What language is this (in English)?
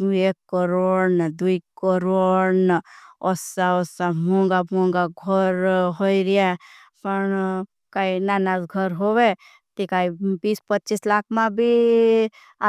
Bhili